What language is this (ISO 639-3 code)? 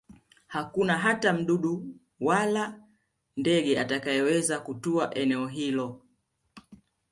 swa